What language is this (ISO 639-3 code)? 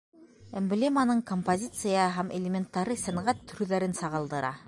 bak